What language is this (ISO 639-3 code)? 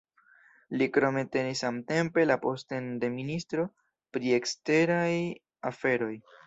epo